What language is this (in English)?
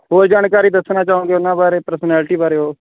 Punjabi